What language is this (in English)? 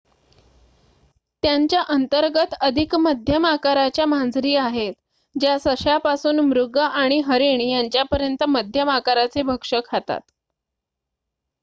Marathi